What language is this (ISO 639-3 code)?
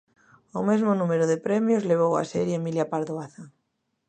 glg